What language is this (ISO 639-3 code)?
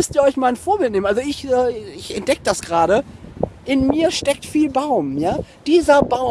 deu